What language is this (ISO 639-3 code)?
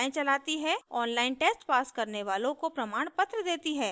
hin